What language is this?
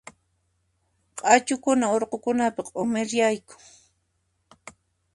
Puno Quechua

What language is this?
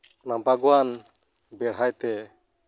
Santali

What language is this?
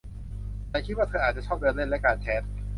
Thai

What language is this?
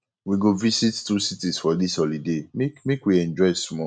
Nigerian Pidgin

